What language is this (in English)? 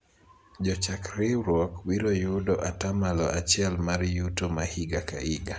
Luo (Kenya and Tanzania)